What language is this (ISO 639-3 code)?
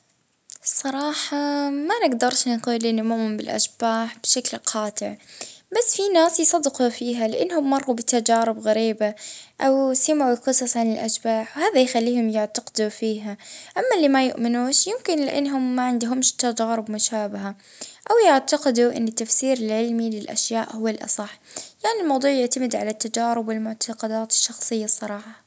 ayl